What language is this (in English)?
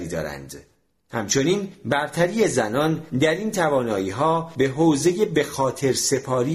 Persian